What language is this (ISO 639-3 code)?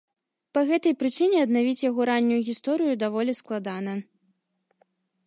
bel